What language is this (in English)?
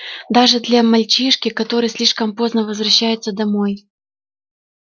Russian